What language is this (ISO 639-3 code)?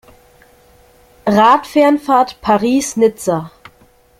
deu